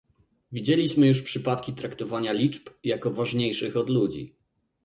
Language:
Polish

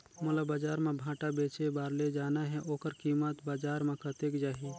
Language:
Chhattisgarhi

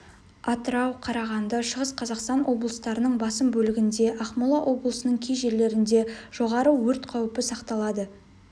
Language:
Kazakh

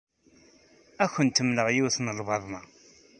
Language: Kabyle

